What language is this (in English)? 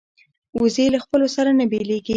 Pashto